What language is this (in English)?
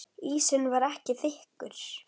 Icelandic